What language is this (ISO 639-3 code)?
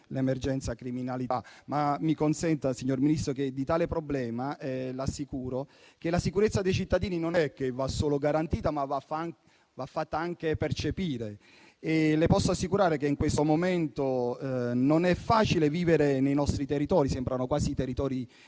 ita